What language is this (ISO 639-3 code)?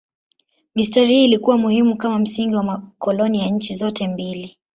swa